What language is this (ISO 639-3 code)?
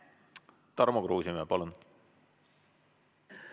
est